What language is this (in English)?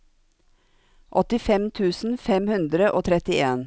Norwegian